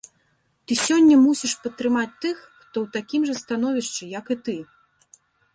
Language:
Belarusian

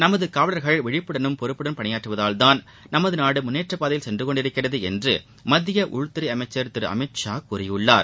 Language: Tamil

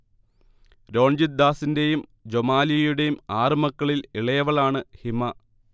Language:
Malayalam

